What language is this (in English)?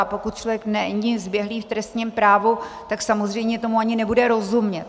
Czech